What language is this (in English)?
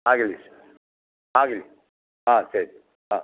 Kannada